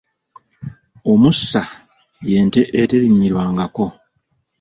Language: Ganda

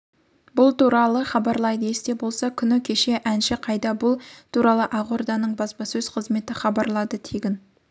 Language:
Kazakh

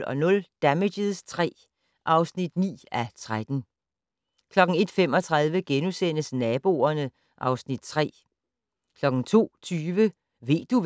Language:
Danish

